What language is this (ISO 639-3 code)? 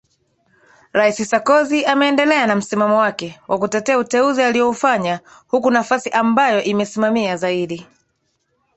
swa